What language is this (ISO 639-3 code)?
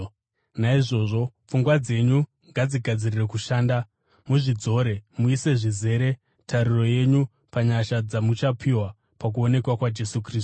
sna